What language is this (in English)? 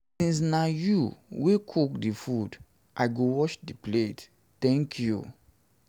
Nigerian Pidgin